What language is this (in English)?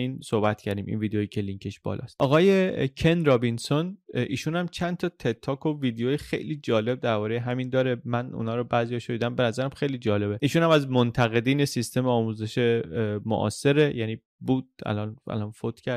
Persian